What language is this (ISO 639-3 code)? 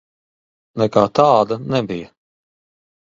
lav